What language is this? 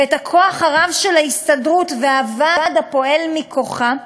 Hebrew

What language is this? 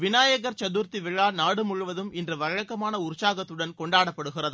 Tamil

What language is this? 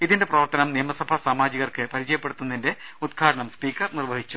Malayalam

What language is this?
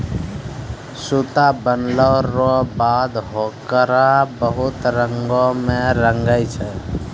Maithili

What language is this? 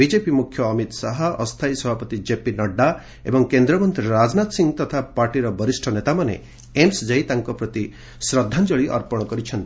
Odia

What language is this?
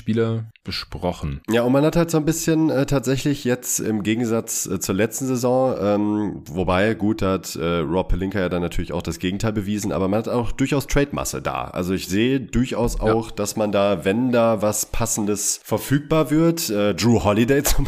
German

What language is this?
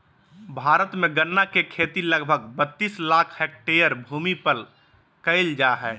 Magahi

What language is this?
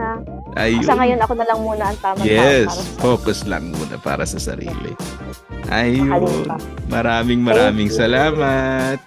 Filipino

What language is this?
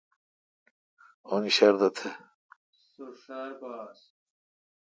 Kalkoti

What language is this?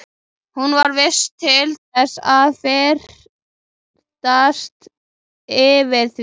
Icelandic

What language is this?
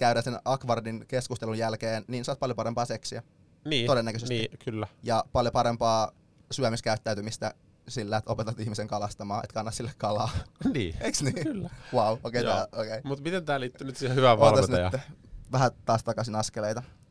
Finnish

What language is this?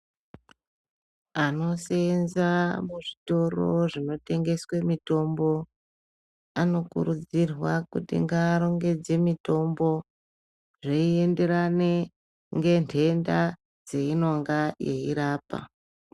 Ndau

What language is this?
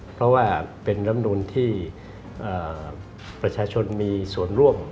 Thai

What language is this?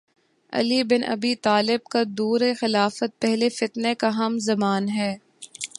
Urdu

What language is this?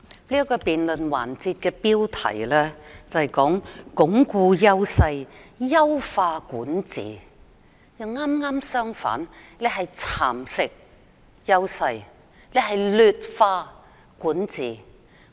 Cantonese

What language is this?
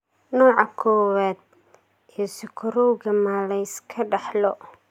Somali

